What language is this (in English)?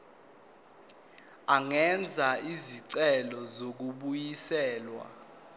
Zulu